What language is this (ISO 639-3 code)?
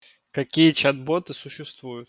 rus